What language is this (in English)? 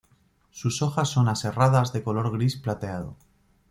Spanish